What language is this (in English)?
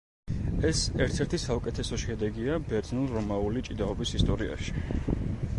Georgian